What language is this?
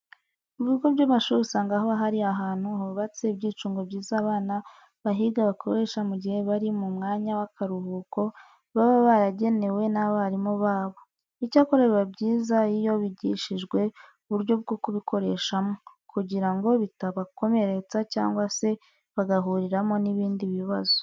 Kinyarwanda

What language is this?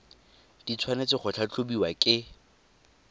Tswana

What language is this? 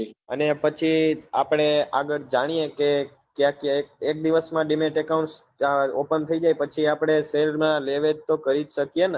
Gujarati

